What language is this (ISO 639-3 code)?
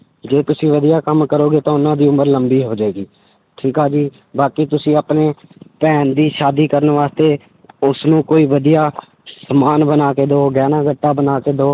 pan